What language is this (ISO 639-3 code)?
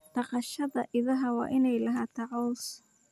som